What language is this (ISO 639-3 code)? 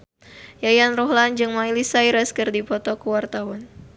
sun